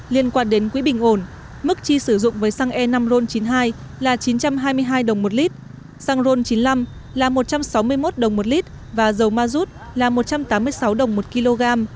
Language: Vietnamese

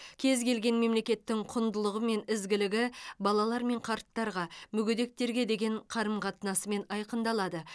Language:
Kazakh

